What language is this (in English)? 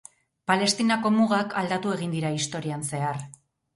Basque